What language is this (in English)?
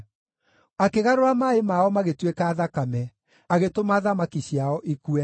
Kikuyu